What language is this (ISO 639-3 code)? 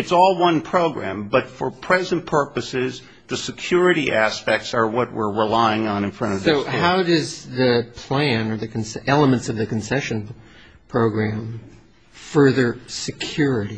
eng